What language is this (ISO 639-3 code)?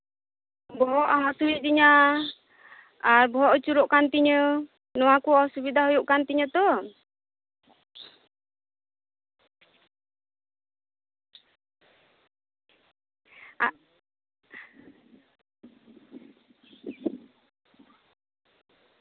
sat